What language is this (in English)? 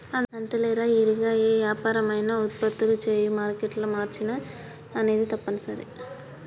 Telugu